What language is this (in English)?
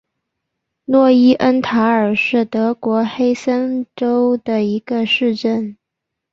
Chinese